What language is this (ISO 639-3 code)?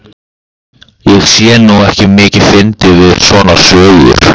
isl